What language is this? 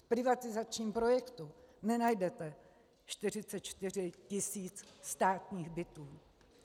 Czech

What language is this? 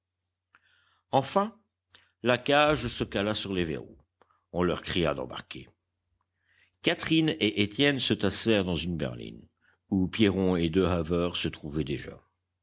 French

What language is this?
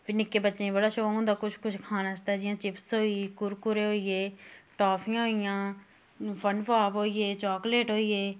Dogri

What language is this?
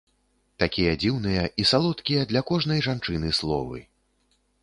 Belarusian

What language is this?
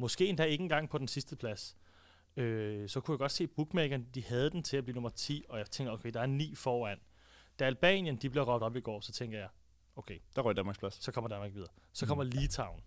Danish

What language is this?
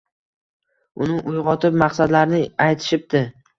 Uzbek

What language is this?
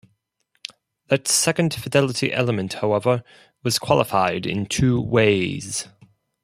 English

